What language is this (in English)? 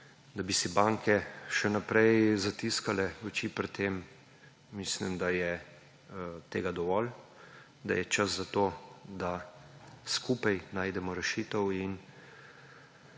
Slovenian